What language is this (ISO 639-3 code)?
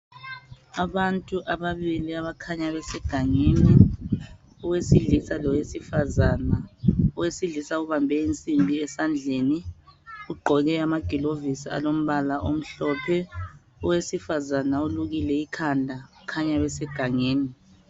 nde